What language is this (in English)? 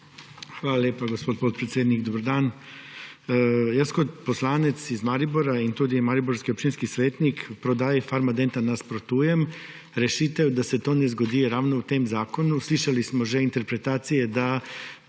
Slovenian